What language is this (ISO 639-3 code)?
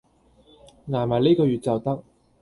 yue